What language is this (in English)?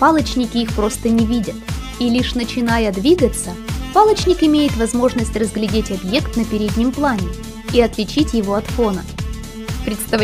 Russian